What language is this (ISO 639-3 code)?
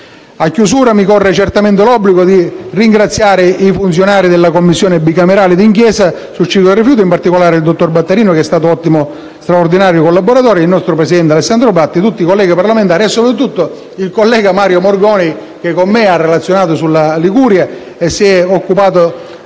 ita